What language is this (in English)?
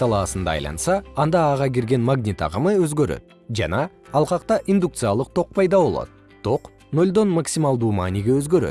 Kyrgyz